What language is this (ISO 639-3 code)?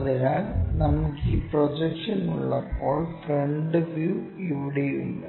mal